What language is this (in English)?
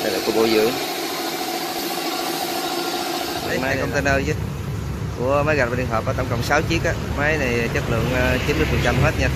Vietnamese